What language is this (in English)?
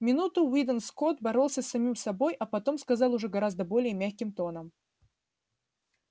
Russian